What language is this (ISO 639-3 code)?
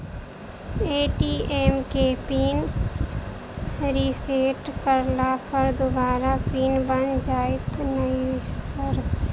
mai